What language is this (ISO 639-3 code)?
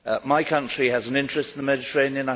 eng